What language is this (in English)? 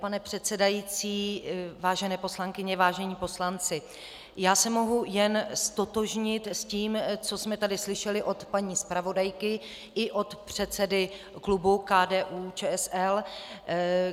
Czech